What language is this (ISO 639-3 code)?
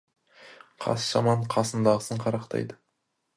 kaz